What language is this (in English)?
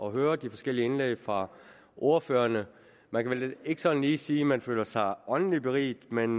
Danish